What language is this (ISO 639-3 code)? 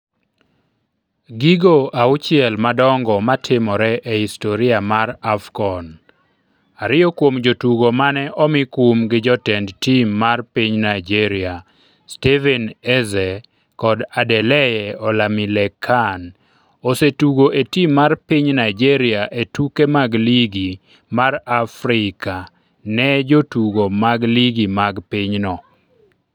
luo